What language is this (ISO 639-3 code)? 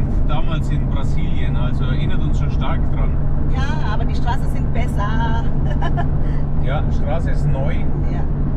deu